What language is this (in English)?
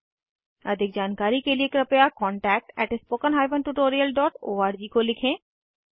Hindi